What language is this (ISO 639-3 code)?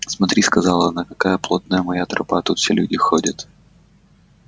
rus